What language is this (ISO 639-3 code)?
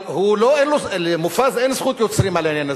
heb